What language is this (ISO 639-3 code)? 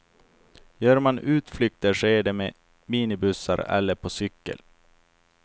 swe